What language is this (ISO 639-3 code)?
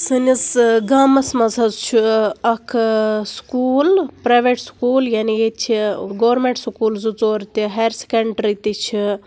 kas